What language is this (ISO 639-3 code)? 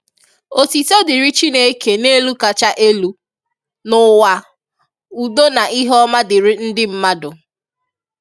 ibo